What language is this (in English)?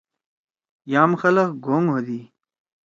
Torwali